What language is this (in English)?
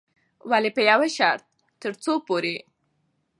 Pashto